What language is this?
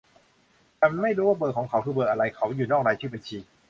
Thai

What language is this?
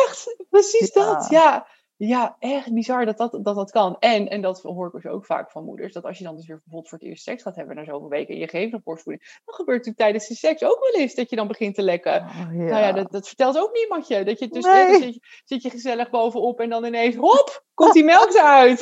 Dutch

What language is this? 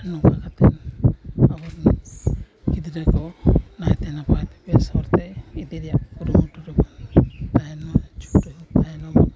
Santali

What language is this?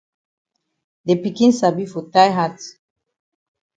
Cameroon Pidgin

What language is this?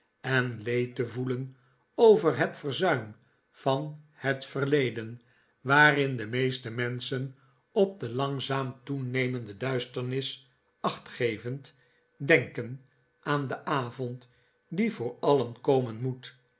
Dutch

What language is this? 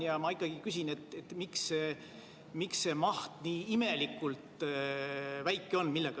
Estonian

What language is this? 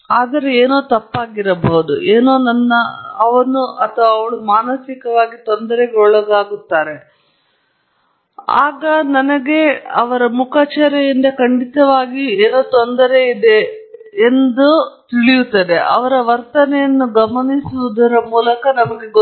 Kannada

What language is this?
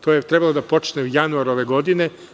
Serbian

